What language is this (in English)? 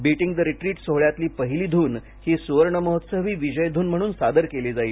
Marathi